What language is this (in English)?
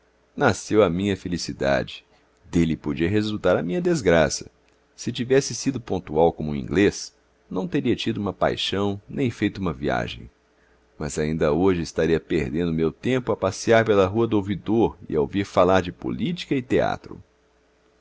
Portuguese